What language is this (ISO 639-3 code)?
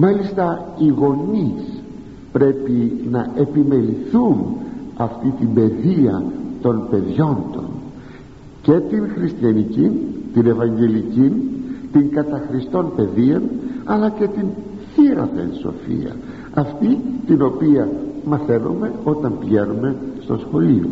ell